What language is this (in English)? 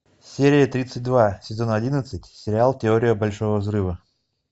Russian